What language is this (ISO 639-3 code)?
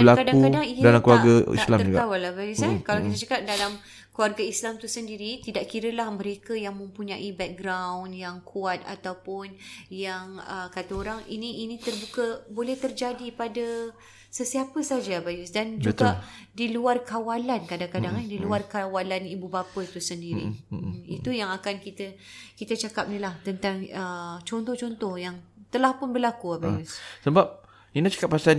msa